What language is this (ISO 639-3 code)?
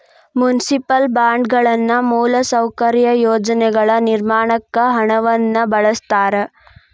kan